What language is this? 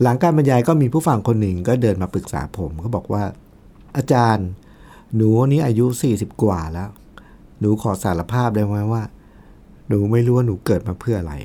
Thai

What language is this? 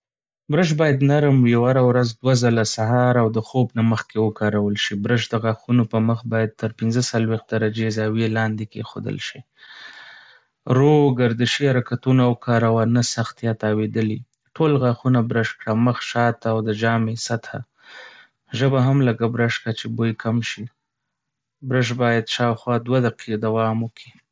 Pashto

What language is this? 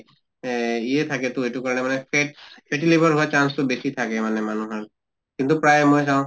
Assamese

